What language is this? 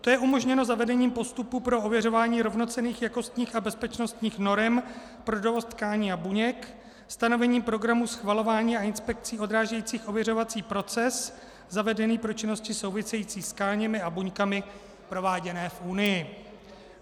Czech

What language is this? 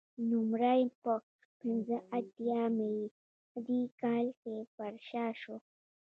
Pashto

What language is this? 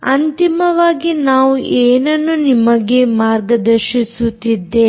Kannada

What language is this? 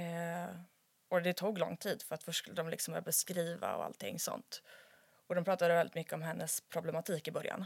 Swedish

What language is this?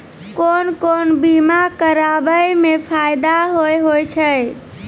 Maithili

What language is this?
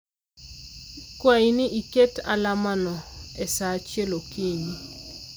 Luo (Kenya and Tanzania)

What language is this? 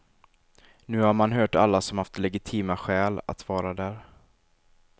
Swedish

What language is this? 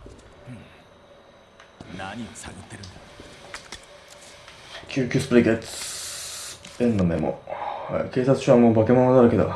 Japanese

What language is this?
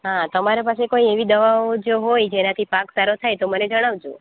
Gujarati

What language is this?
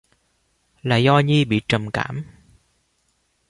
Vietnamese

